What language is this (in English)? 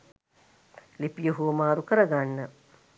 Sinhala